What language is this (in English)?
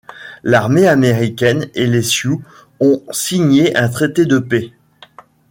French